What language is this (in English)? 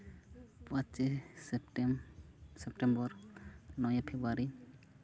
Santali